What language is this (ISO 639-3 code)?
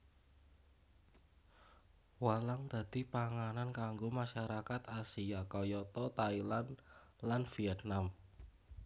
jav